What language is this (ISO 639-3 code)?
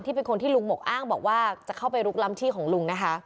tha